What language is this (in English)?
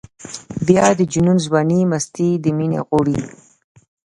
Pashto